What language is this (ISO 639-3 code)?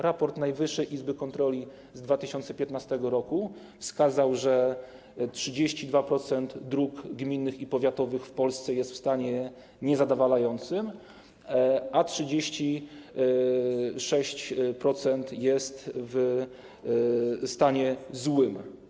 pol